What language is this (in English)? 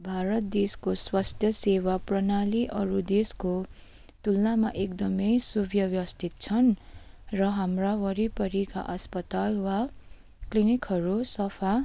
Nepali